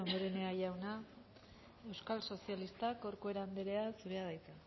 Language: Basque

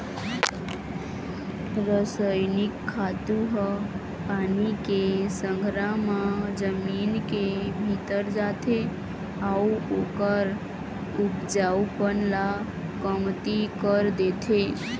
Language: Chhattisgarhi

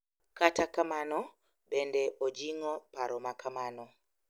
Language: Luo (Kenya and Tanzania)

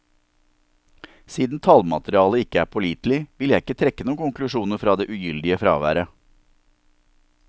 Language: Norwegian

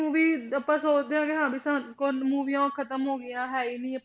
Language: Punjabi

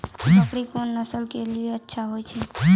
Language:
Maithili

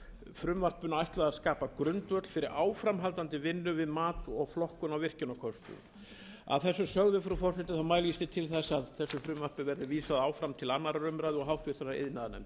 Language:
Icelandic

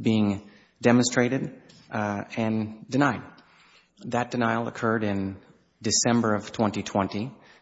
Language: English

